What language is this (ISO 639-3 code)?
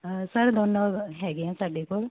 pan